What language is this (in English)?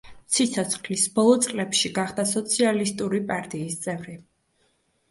Georgian